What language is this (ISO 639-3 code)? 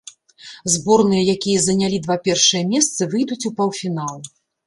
bel